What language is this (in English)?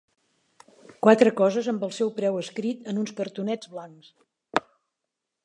Catalan